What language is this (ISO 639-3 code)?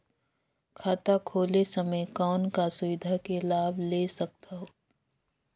hne